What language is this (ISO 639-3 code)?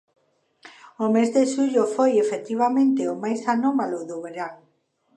glg